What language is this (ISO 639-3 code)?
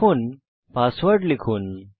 ben